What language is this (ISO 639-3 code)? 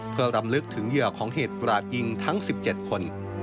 tha